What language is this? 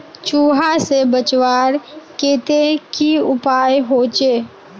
Magahi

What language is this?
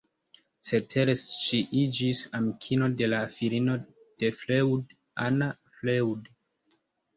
Esperanto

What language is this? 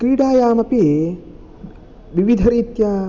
Sanskrit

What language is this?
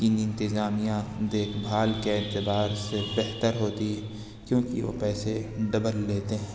Urdu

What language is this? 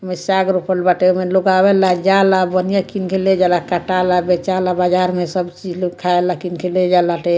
Bhojpuri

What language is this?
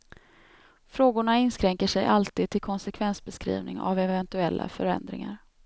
Swedish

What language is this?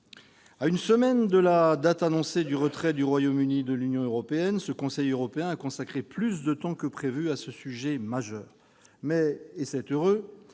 French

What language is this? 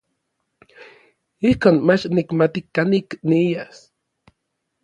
Orizaba Nahuatl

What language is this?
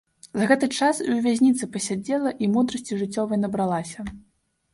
Belarusian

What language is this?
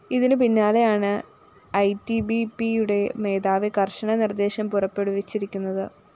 Malayalam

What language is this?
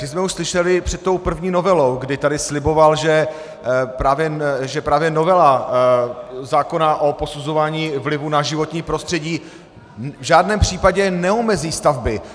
Czech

